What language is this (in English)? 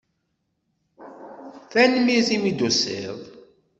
Kabyle